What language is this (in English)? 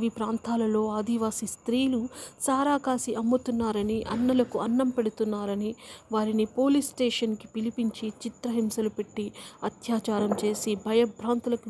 Telugu